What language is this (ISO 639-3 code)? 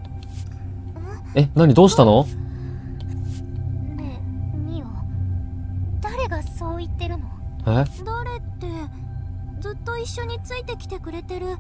jpn